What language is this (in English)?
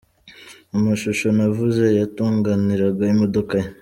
Kinyarwanda